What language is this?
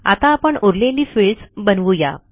Marathi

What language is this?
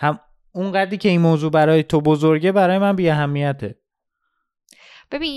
Persian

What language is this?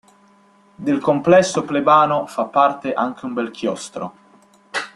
Italian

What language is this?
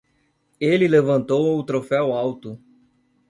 Portuguese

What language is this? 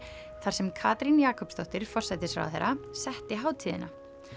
Icelandic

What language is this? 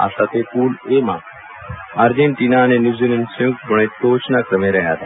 Gujarati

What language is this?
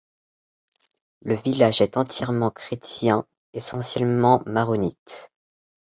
French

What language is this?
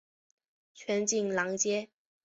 Chinese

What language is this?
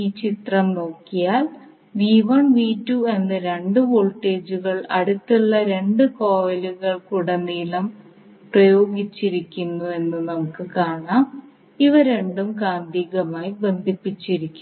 Malayalam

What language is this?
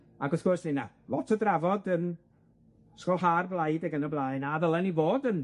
Welsh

